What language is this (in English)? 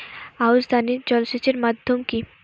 Bangla